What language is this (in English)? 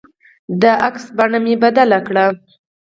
Pashto